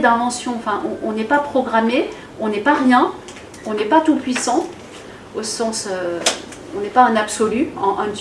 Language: French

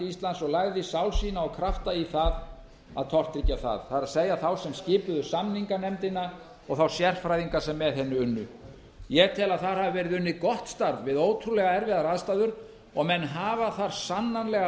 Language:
Icelandic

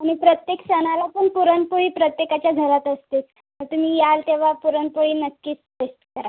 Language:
Marathi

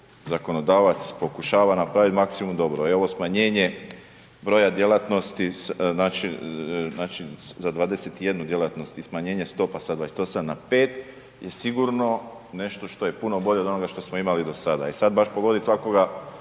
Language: Croatian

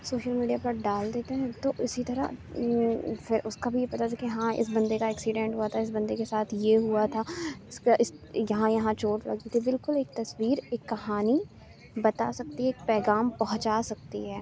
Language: Urdu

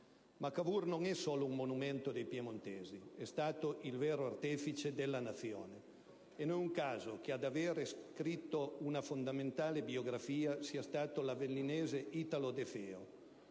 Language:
Italian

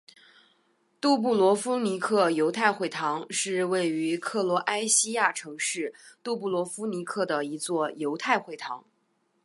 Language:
Chinese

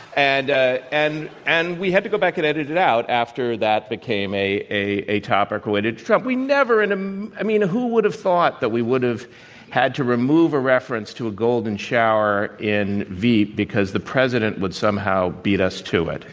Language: English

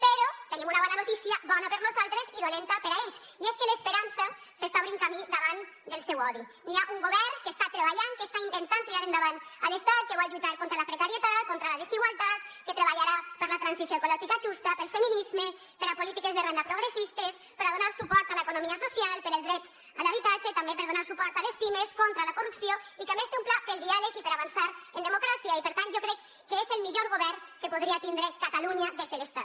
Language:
Catalan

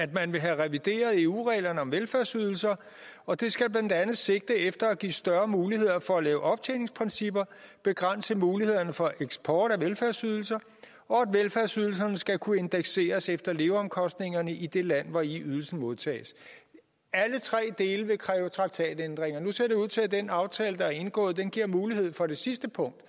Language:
Danish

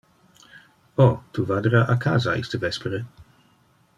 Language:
Interlingua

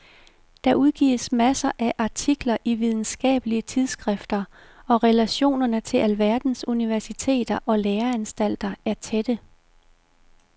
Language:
Danish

